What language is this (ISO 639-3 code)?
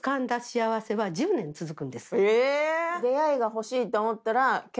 jpn